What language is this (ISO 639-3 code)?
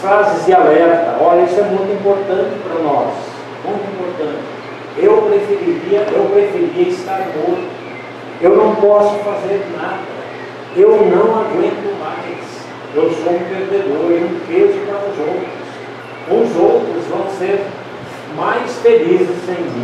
por